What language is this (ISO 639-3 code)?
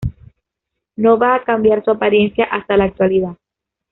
spa